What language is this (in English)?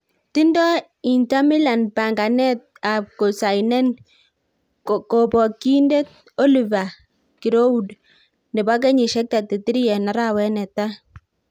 Kalenjin